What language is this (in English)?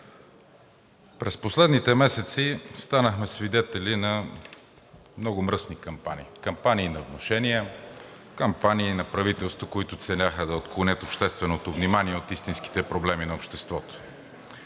Bulgarian